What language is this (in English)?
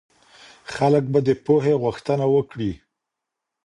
Pashto